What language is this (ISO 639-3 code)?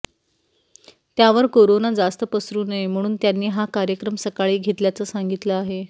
mar